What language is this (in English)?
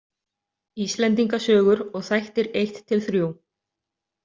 Icelandic